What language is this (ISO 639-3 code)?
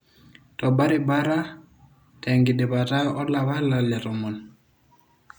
mas